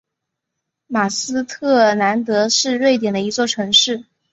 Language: Chinese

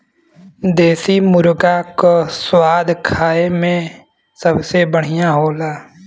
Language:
Bhojpuri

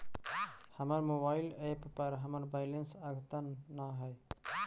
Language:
Magahi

